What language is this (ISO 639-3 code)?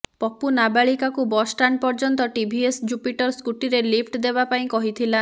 ori